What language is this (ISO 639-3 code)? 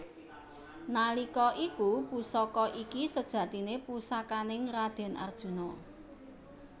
jav